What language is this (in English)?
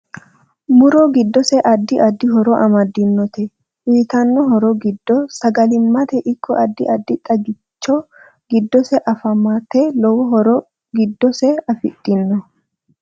Sidamo